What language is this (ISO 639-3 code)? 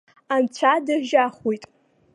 abk